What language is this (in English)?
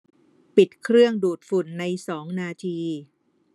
Thai